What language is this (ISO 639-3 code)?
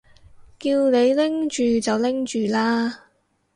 yue